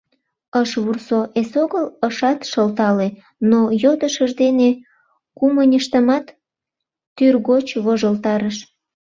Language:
Mari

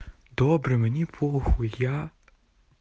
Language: Russian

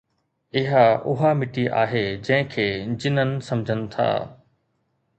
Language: Sindhi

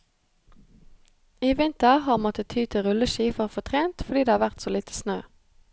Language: Norwegian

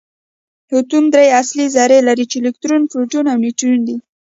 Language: Pashto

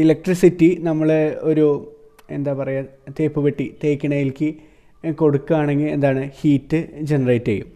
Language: Malayalam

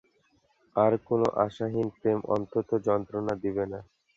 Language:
Bangla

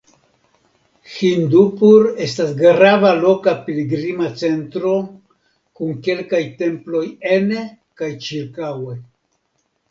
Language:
Esperanto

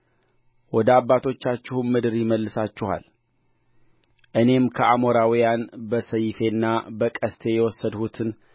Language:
Amharic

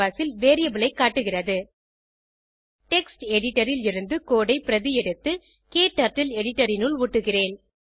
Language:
Tamil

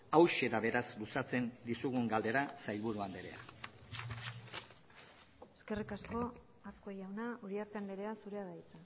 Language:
Basque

